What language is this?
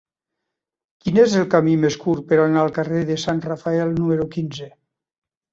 Catalan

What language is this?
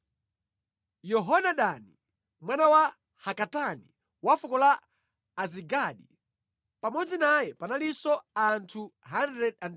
Nyanja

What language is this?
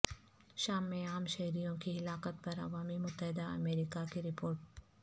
Urdu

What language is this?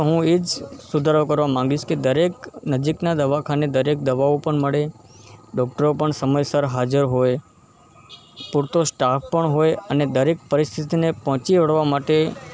Gujarati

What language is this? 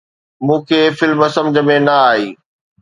Sindhi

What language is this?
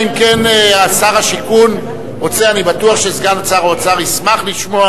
Hebrew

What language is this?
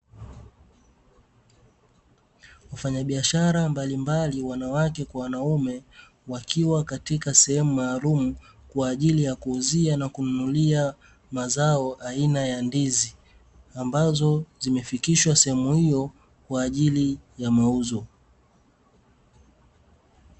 Swahili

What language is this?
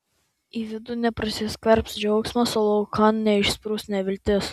Lithuanian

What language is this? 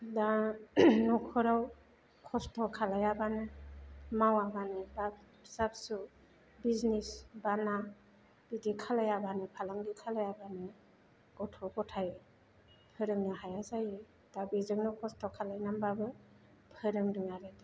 Bodo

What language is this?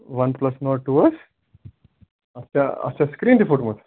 Kashmiri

